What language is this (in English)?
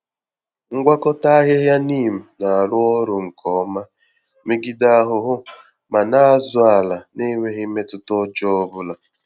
Igbo